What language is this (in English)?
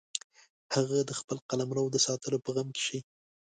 Pashto